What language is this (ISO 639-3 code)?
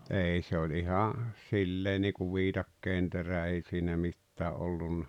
fin